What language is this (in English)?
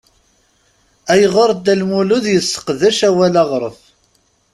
Kabyle